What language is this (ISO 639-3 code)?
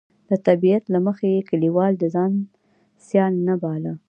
pus